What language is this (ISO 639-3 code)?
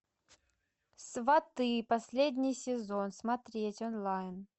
rus